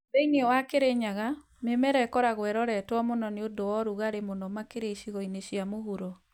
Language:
Kikuyu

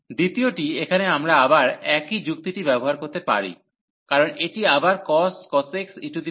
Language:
Bangla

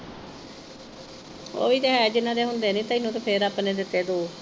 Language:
Punjabi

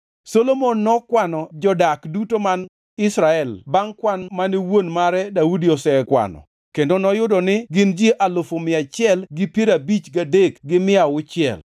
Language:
Luo (Kenya and Tanzania)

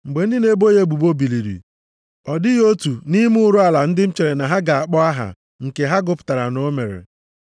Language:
Igbo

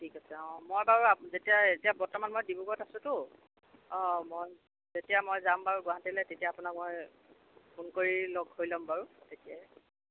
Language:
Assamese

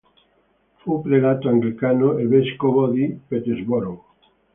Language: Italian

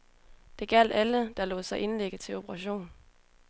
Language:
Danish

